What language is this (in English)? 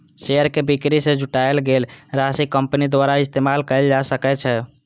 Maithili